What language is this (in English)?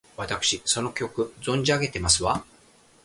Japanese